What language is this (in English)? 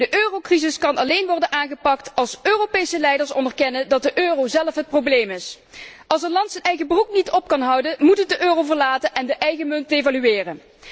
Dutch